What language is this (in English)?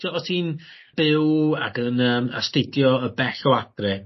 Welsh